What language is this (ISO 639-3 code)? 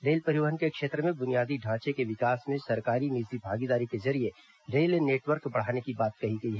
hin